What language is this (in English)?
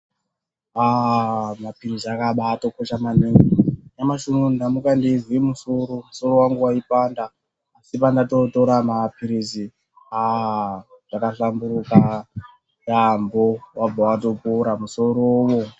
Ndau